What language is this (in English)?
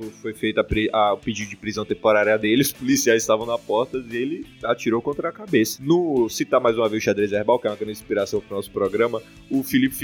Portuguese